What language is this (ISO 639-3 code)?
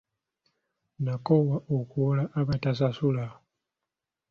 lug